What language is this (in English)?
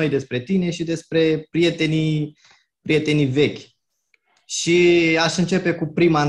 Romanian